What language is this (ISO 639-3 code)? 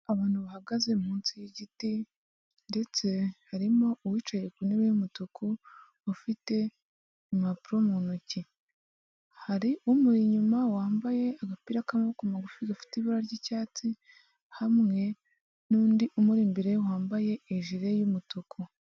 kin